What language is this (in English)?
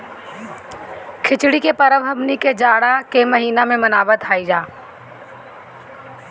Bhojpuri